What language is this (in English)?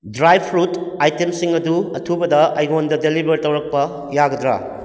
Manipuri